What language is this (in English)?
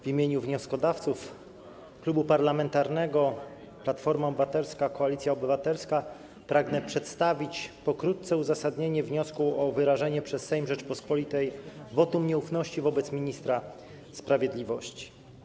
Polish